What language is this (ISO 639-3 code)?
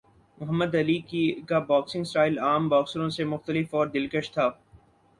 urd